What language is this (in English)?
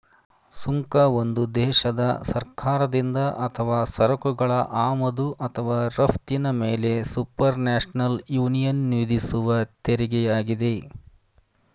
Kannada